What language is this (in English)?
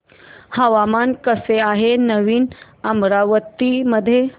Marathi